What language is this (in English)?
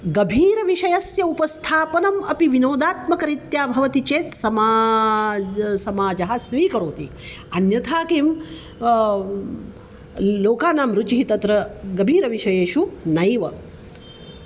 Sanskrit